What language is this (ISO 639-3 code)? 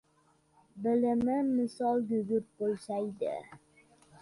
uzb